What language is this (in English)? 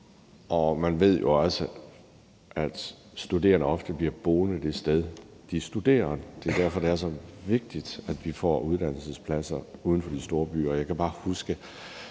Danish